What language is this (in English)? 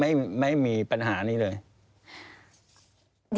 Thai